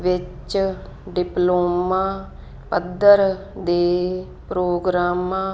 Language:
Punjabi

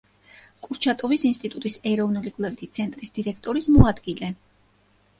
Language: Georgian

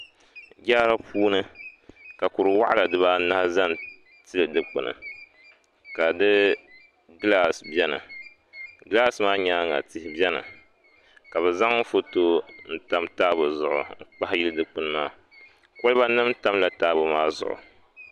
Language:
Dagbani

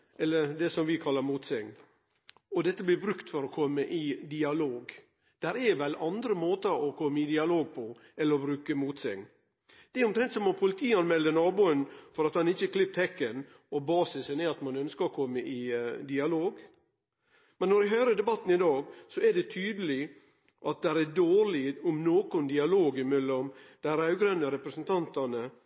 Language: Norwegian Nynorsk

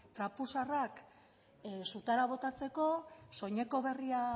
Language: Basque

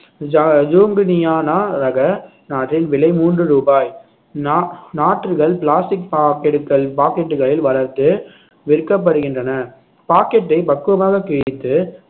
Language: Tamil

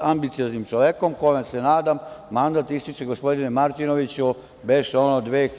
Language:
Serbian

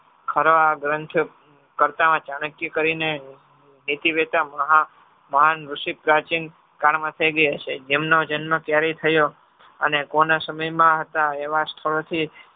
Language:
Gujarati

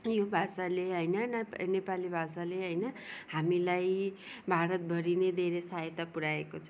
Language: Nepali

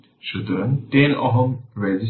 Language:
Bangla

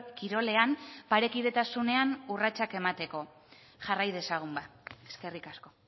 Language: Basque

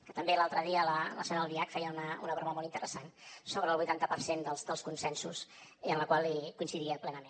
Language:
Catalan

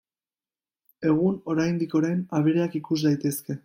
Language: Basque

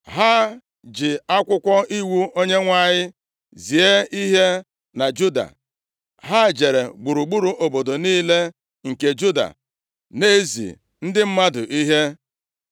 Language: Igbo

